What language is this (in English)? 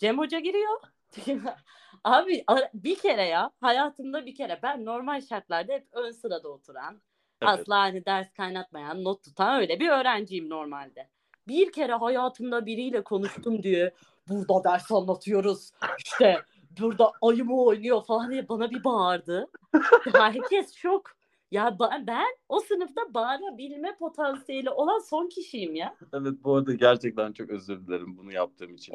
Turkish